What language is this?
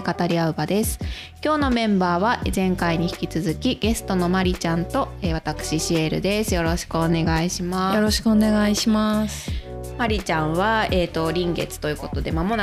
Japanese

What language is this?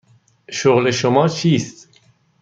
Persian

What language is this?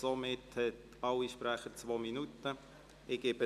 Swiss German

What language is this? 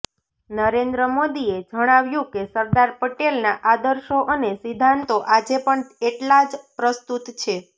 Gujarati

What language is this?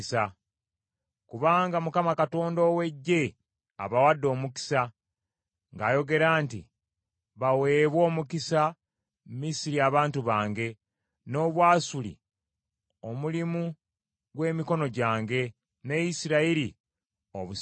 Ganda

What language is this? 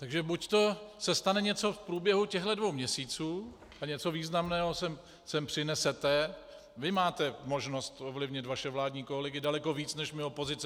Czech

